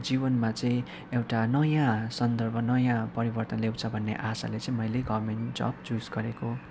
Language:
Nepali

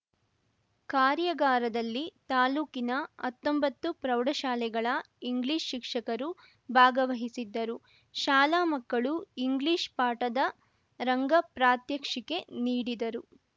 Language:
Kannada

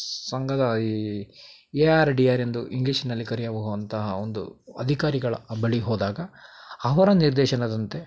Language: Kannada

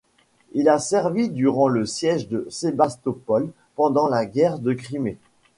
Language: French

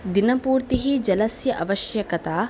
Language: Sanskrit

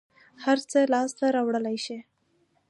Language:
Pashto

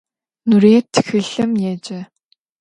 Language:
Adyghe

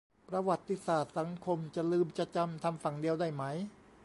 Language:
Thai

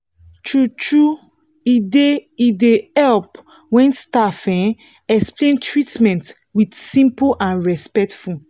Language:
Nigerian Pidgin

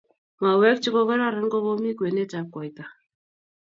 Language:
Kalenjin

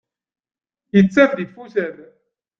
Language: Kabyle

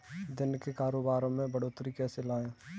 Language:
Hindi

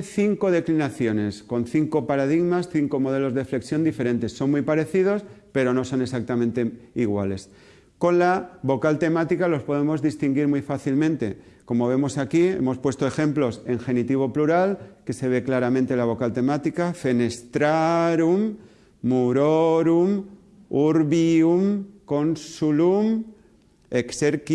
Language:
Spanish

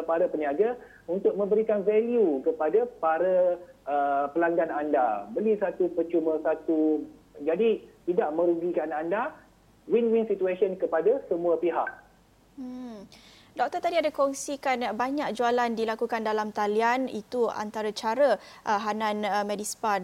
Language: Malay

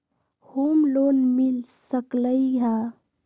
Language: Magahi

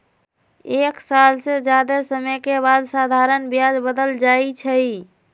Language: Magahi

